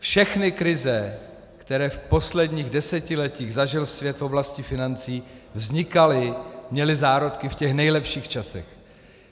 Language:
Czech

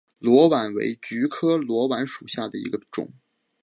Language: Chinese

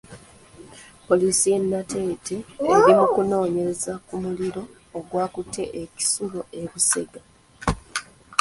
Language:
Ganda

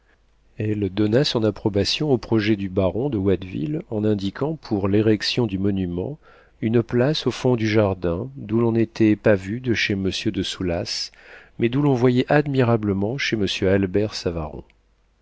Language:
French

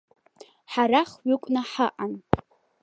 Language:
Abkhazian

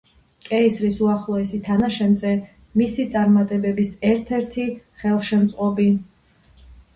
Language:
Georgian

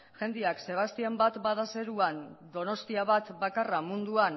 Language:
Basque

